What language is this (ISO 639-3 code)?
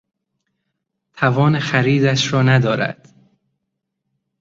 fas